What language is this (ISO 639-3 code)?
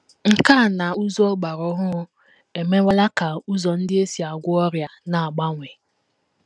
ibo